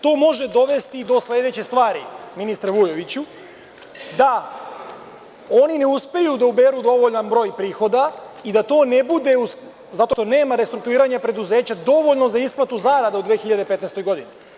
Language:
Serbian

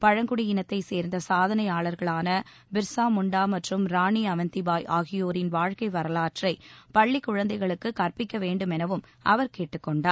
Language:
Tamil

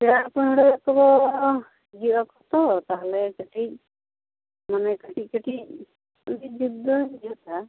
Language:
Santali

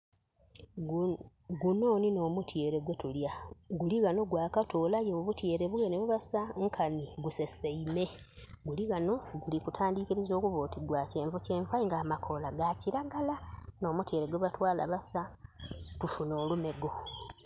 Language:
Soga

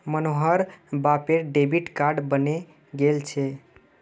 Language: Magahi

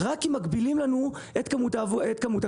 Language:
Hebrew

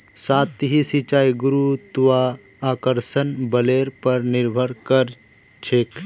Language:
Magahi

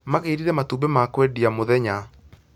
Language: Kikuyu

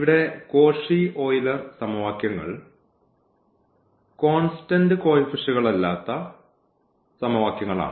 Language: Malayalam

